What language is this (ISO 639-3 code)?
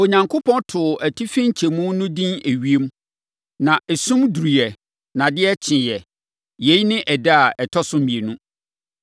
aka